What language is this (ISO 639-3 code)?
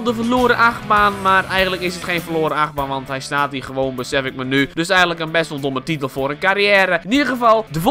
nld